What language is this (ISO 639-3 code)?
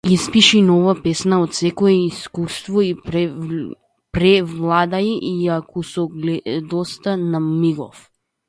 mkd